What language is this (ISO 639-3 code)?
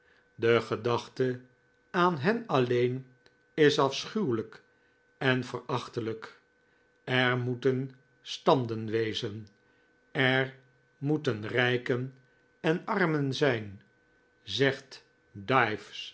nld